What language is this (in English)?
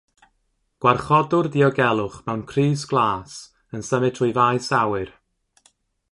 Welsh